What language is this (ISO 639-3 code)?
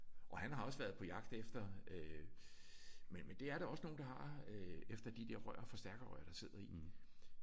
dan